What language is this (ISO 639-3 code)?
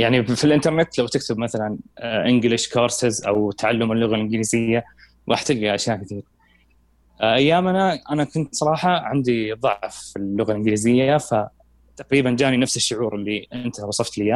ara